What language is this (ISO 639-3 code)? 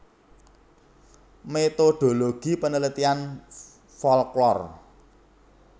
jav